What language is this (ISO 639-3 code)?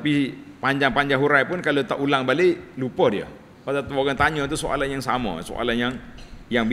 msa